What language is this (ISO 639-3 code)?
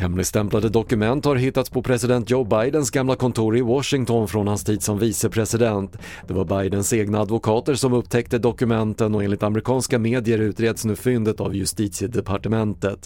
swe